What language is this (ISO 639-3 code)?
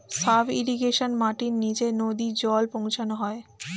ben